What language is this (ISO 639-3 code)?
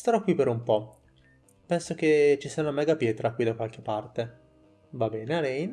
ita